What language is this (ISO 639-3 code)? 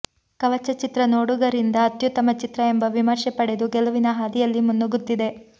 kan